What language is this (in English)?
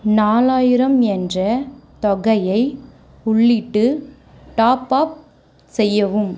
Tamil